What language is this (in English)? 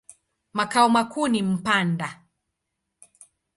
Swahili